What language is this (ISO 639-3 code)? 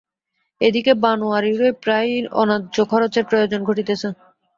ben